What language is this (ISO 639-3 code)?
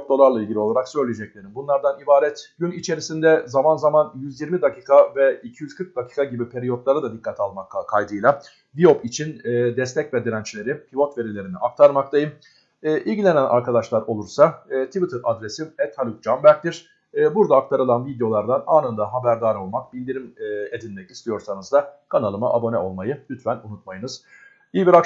tur